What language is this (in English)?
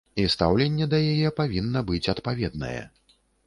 Belarusian